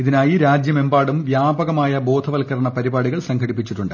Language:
Malayalam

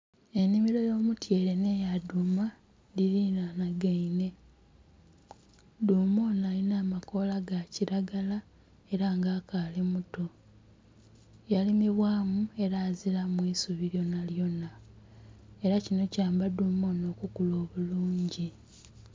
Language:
Soga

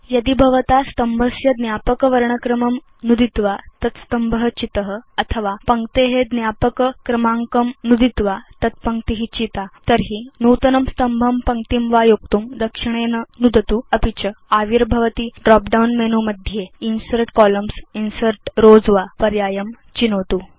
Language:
Sanskrit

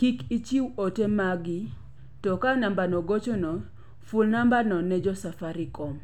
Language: Luo (Kenya and Tanzania)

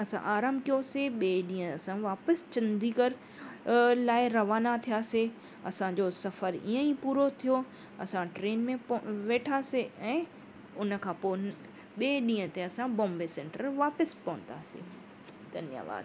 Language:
Sindhi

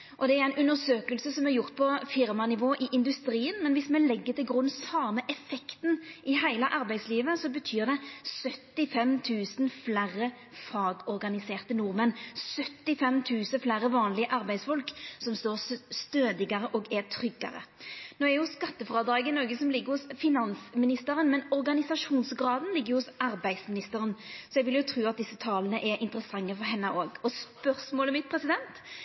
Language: Norwegian Nynorsk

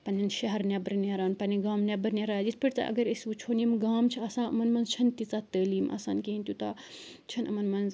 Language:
Kashmiri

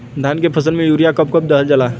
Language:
Bhojpuri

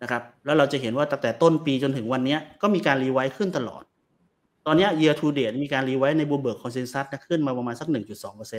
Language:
Thai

